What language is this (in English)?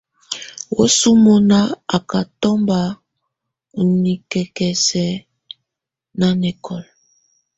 Tunen